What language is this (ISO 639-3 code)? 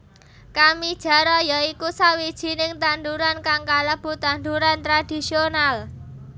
jav